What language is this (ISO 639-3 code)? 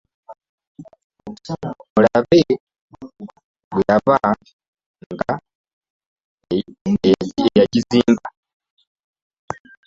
lug